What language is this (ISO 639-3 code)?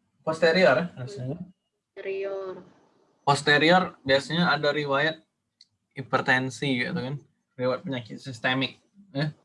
ind